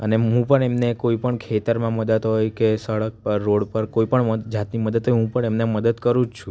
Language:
Gujarati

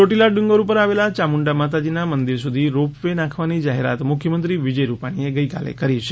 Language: Gujarati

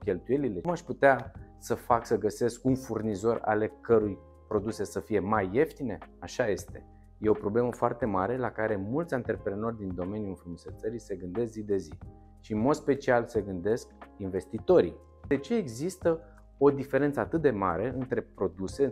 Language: Romanian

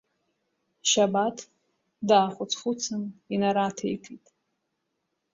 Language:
Abkhazian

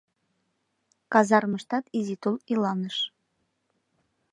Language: Mari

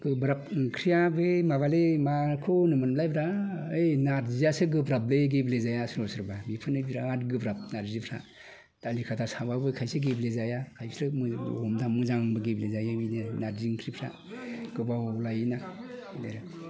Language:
Bodo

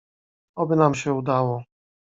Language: Polish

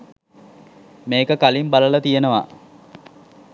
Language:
Sinhala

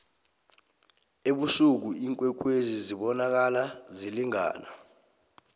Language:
South Ndebele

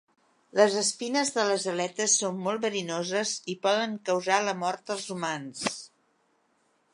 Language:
Catalan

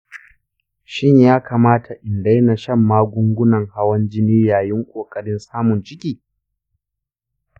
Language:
Hausa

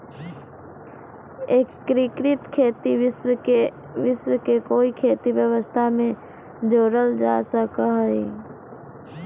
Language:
Magahi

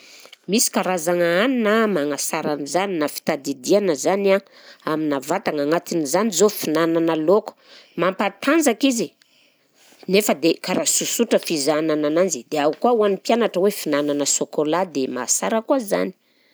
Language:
Southern Betsimisaraka Malagasy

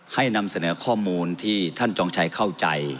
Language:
Thai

